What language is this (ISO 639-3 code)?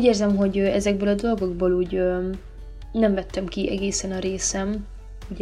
hun